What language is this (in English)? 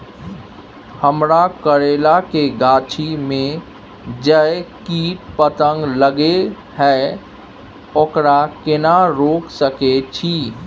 Maithili